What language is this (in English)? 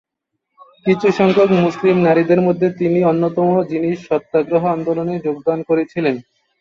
Bangla